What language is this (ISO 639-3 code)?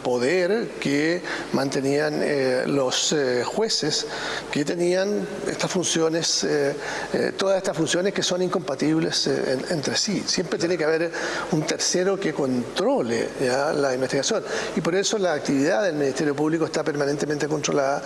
spa